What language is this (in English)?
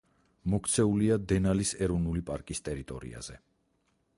Georgian